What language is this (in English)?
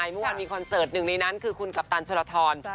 Thai